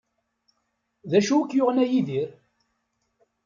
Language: Kabyle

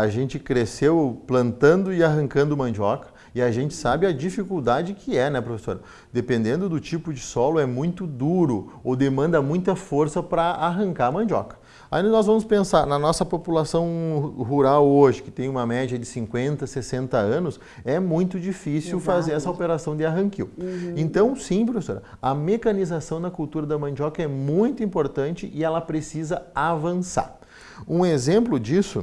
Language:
Portuguese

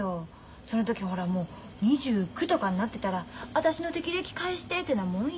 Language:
Japanese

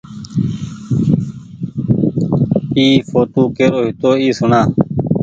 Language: Goaria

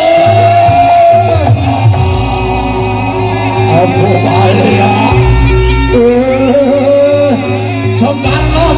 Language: Indonesian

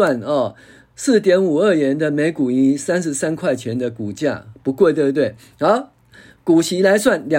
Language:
Chinese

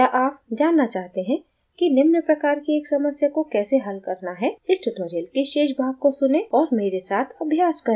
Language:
Hindi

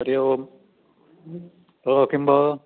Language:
Sanskrit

